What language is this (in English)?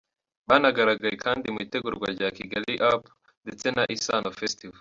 Kinyarwanda